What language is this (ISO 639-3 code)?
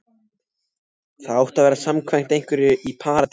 isl